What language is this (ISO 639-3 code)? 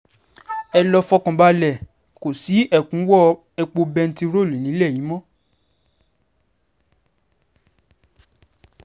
yor